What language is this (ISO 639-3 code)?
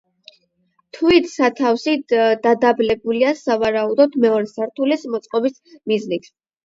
kat